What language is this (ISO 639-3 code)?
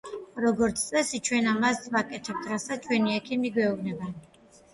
kat